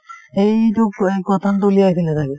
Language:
Assamese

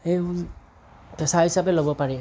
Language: Assamese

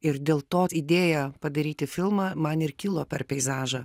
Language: Lithuanian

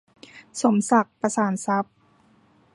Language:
Thai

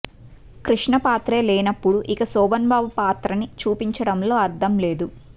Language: Telugu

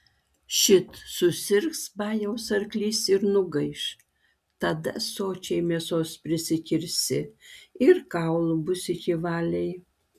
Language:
Lithuanian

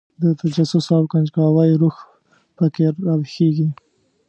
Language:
Pashto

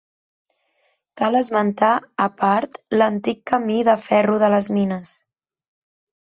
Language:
Catalan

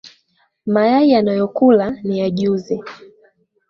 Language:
Swahili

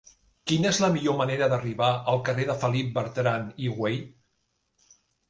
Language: Catalan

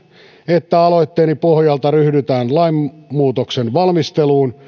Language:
Finnish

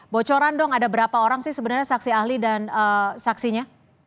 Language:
Indonesian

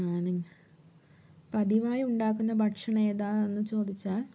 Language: Malayalam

